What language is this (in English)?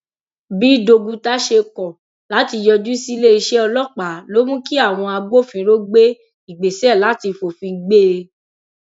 Yoruba